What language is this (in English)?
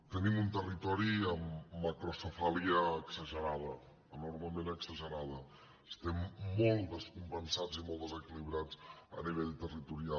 Catalan